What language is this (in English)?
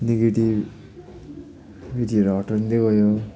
Nepali